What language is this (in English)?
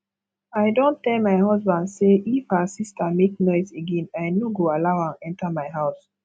Nigerian Pidgin